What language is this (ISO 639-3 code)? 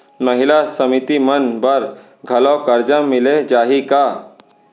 hne